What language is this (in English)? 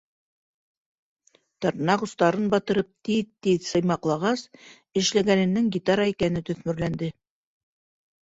Bashkir